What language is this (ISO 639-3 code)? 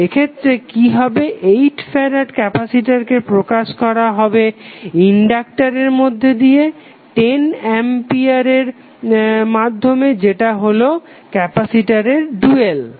ben